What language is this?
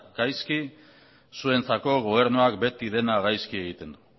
Basque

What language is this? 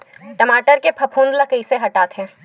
Chhattisgarhi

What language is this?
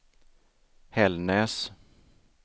Swedish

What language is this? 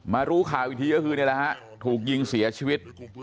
Thai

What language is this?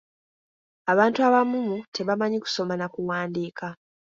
Ganda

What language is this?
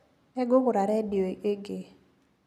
Kikuyu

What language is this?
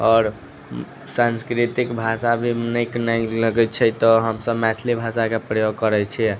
Maithili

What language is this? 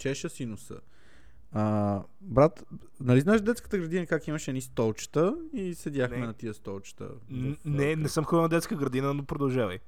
Bulgarian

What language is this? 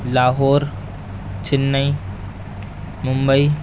Urdu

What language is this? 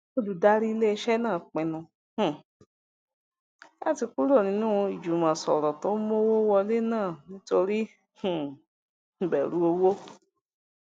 Yoruba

